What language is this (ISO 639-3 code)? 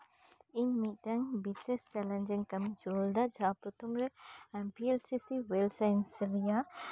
sat